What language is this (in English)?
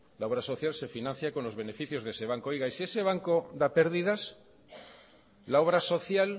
Spanish